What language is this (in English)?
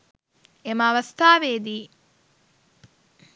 Sinhala